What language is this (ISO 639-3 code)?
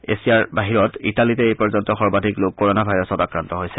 asm